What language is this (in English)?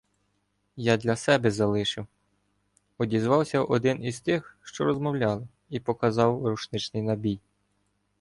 Ukrainian